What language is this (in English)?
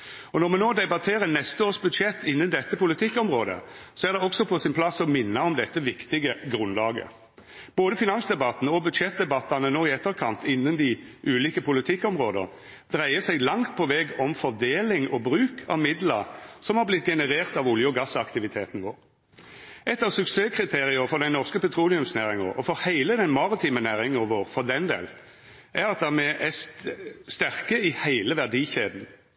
Norwegian Nynorsk